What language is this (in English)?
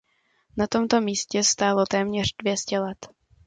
Czech